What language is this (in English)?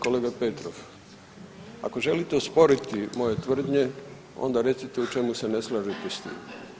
Croatian